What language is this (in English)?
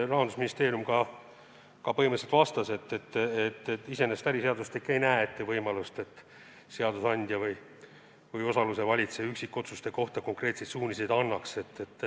Estonian